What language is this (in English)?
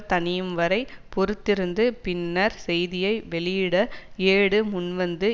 Tamil